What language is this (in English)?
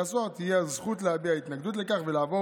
Hebrew